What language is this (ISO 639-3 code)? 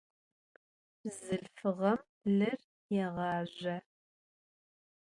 ady